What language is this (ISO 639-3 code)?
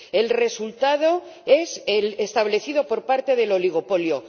spa